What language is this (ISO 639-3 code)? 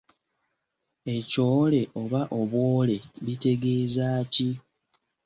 lug